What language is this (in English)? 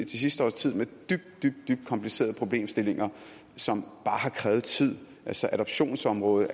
Danish